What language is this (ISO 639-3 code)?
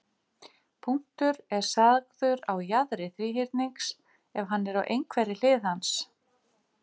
isl